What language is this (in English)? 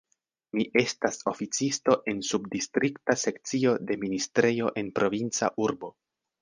Esperanto